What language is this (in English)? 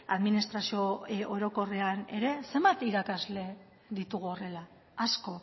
Basque